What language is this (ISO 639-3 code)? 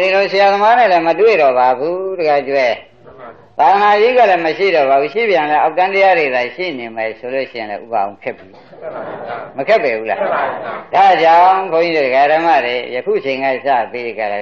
spa